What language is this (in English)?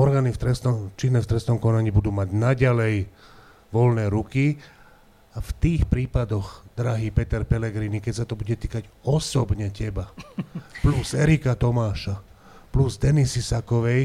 Slovak